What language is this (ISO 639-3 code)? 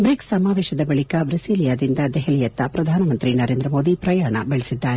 kan